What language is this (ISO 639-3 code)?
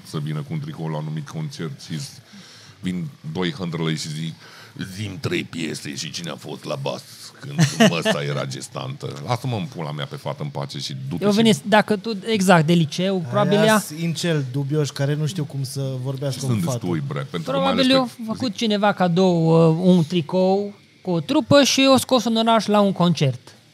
ron